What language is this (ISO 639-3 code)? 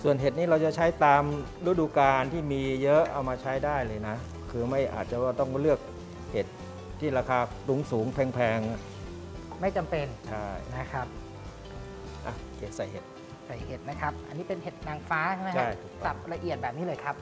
tha